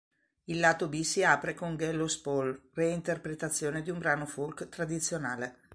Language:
Italian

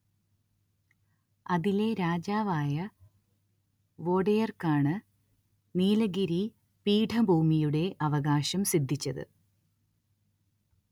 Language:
Malayalam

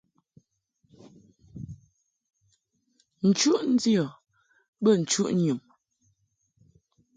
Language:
Mungaka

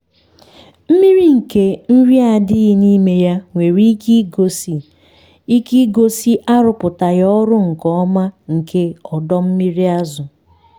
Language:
Igbo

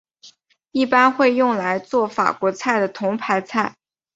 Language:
Chinese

